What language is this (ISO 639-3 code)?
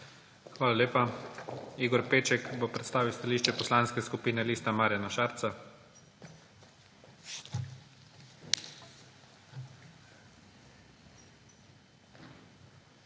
slv